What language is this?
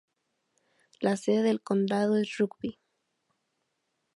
Spanish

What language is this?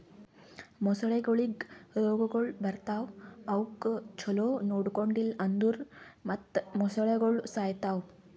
Kannada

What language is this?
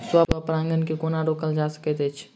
Maithili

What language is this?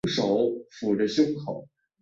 Chinese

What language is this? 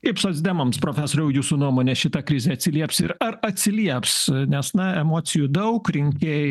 Lithuanian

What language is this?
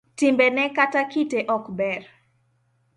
Luo (Kenya and Tanzania)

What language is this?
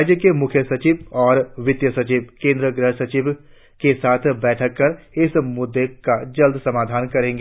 Hindi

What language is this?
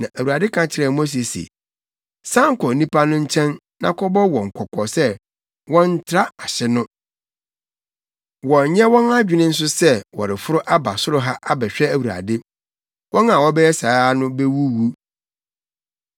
Akan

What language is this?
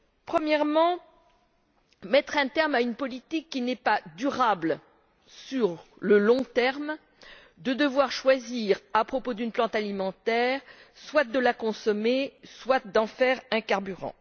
French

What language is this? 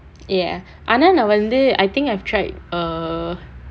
English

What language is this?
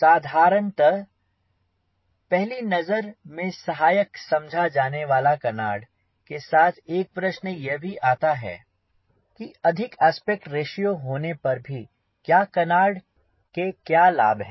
Hindi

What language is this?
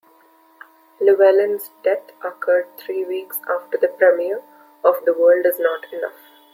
English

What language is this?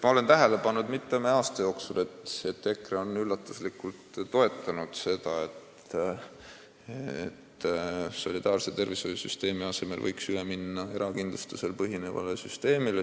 Estonian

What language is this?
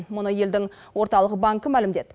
Kazakh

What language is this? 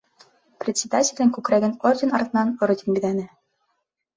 Bashkir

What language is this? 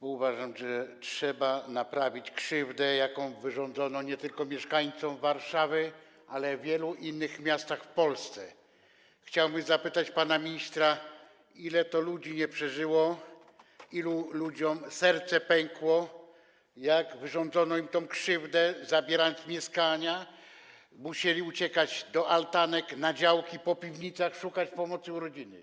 Polish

